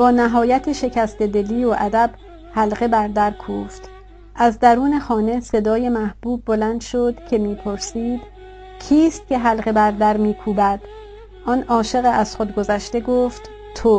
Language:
Persian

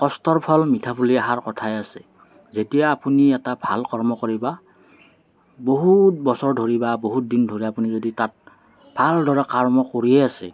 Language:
Assamese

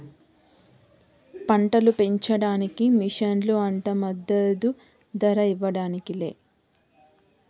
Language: Telugu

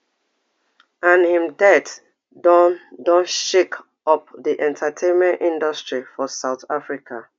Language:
Nigerian Pidgin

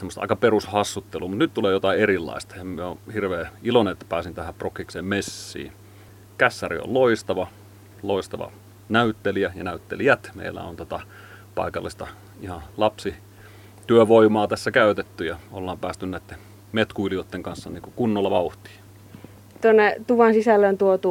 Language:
Finnish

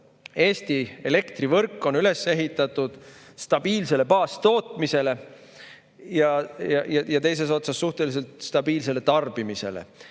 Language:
Estonian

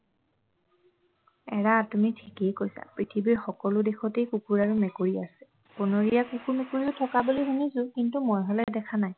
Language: Assamese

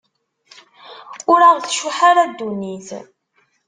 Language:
Kabyle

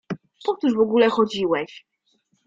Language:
Polish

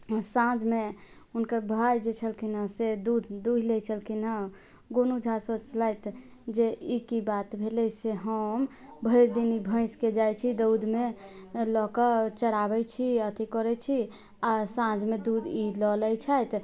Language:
Maithili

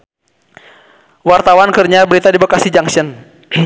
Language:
Sundanese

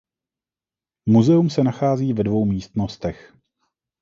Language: Czech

